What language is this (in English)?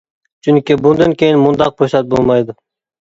Uyghur